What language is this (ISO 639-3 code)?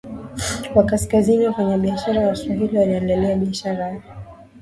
swa